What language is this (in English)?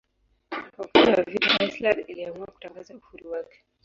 Swahili